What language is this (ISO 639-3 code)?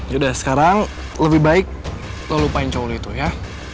ind